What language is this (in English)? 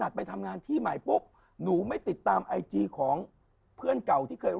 Thai